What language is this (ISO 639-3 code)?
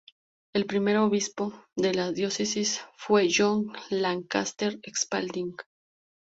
spa